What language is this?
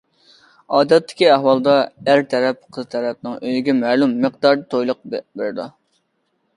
Uyghur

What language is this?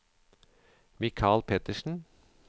Norwegian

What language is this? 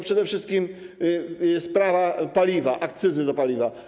Polish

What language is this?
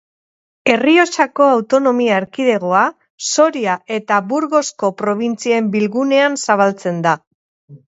Basque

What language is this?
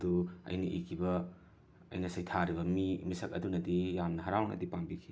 Manipuri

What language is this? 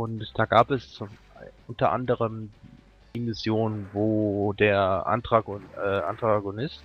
German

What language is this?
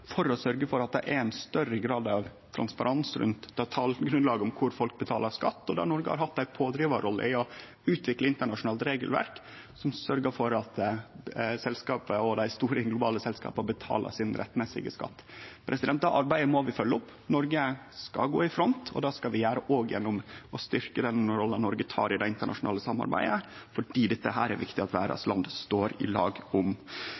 Norwegian Nynorsk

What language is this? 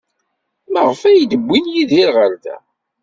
Kabyle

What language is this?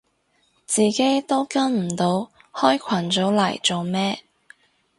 Cantonese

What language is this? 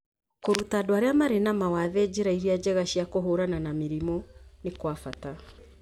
Kikuyu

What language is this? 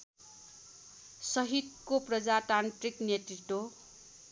Nepali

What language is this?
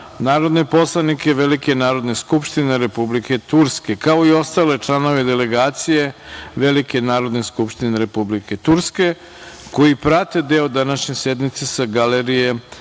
Serbian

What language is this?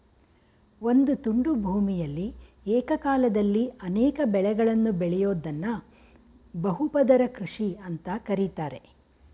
Kannada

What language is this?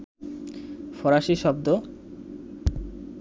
Bangla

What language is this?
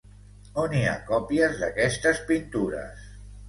Catalan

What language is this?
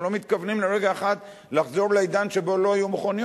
Hebrew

